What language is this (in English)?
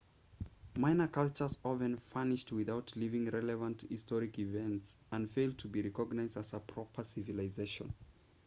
English